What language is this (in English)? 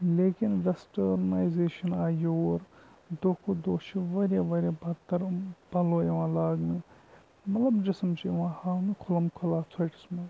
Kashmiri